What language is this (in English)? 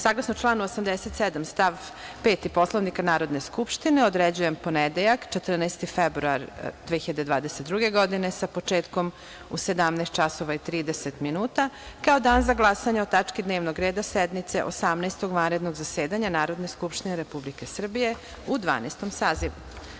Serbian